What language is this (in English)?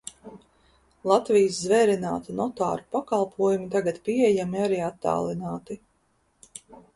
Latvian